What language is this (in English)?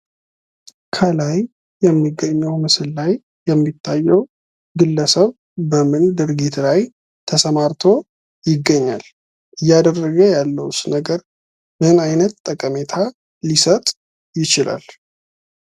Amharic